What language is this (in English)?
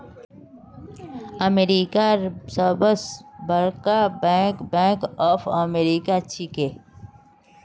Magahi